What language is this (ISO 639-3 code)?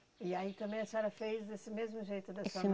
por